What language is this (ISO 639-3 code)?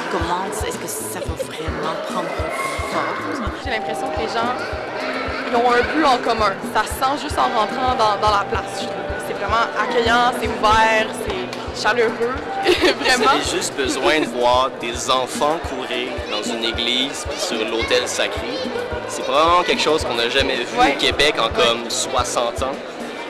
fra